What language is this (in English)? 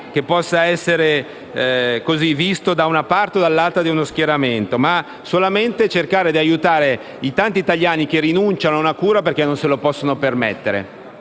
Italian